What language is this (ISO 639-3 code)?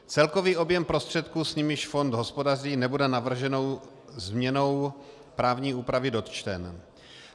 ces